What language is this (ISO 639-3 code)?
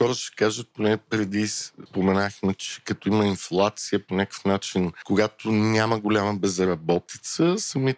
bul